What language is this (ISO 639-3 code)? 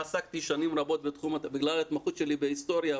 heb